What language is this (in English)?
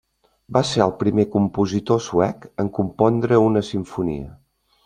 Catalan